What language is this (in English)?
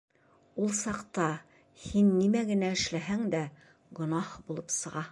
Bashkir